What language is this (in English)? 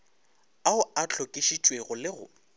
Northern Sotho